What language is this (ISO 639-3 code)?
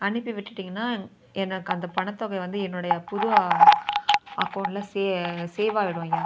tam